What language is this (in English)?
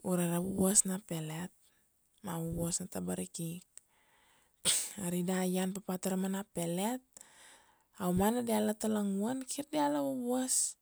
Kuanua